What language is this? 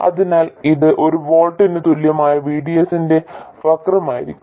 Malayalam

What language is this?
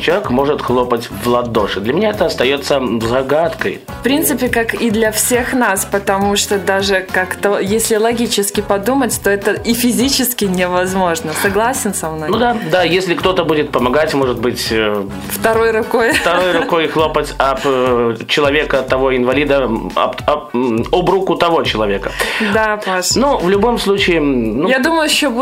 Russian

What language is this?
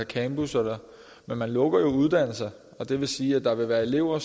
Danish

